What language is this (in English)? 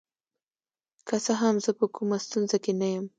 Pashto